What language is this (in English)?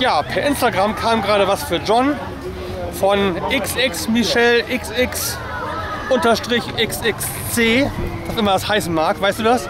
German